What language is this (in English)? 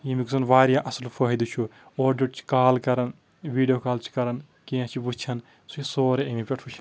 Kashmiri